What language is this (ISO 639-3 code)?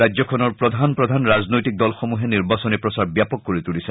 asm